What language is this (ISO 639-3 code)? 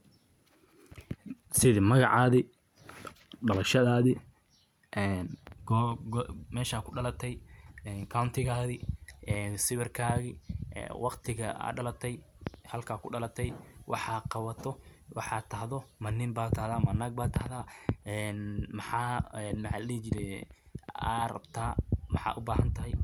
som